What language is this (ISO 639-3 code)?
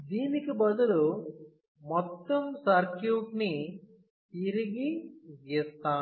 tel